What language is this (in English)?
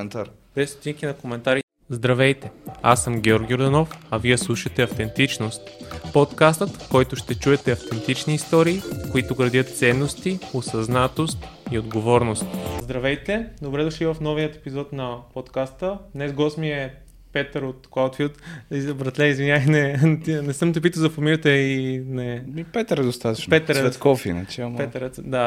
Bulgarian